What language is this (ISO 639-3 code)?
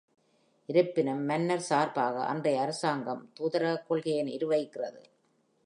tam